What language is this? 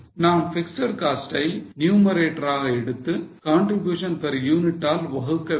Tamil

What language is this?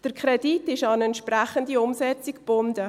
Swiss German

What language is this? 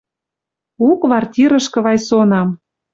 Western Mari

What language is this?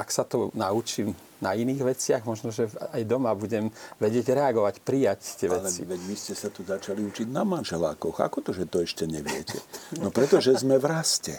Slovak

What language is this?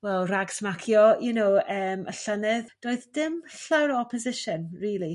Welsh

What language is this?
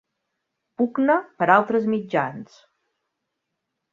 Catalan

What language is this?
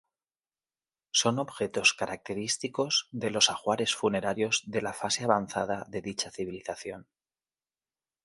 Spanish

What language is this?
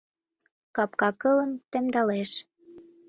Mari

